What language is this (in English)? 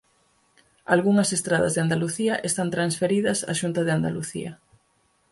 Galician